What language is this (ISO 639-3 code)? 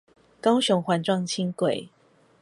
zho